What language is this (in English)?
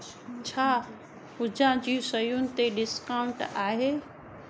Sindhi